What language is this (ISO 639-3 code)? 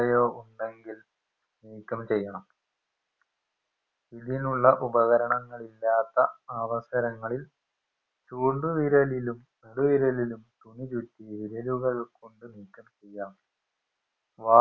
mal